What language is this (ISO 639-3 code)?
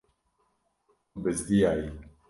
kur